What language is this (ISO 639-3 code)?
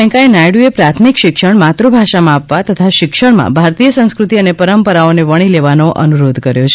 guj